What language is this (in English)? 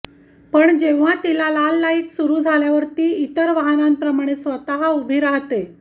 Marathi